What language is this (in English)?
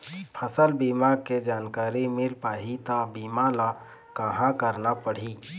Chhattisgarhi